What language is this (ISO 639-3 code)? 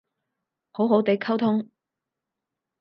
yue